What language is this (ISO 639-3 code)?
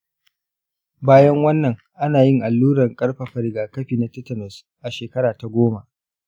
hau